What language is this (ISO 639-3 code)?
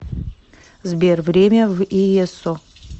rus